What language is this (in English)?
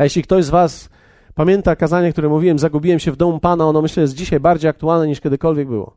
Polish